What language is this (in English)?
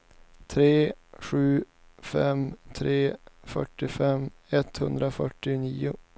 Swedish